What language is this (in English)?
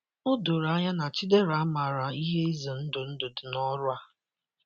Igbo